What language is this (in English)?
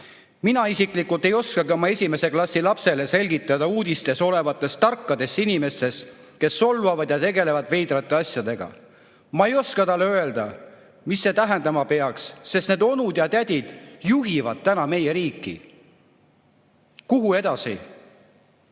Estonian